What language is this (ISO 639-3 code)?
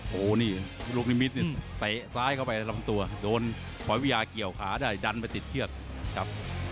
tha